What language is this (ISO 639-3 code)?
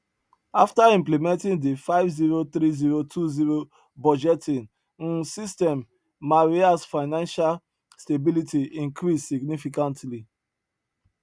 pcm